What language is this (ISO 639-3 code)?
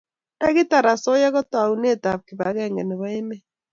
kln